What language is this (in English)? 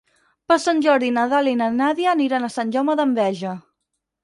Catalan